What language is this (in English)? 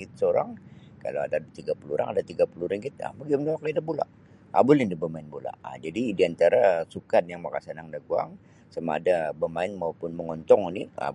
Sabah Bisaya